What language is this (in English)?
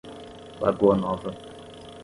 Portuguese